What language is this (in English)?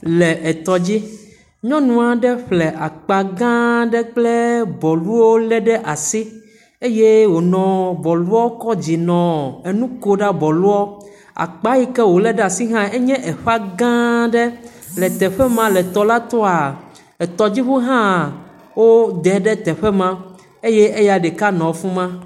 Ewe